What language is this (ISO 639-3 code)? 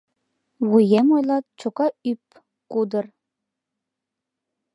chm